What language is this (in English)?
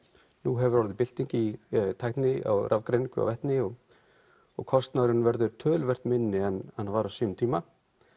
Icelandic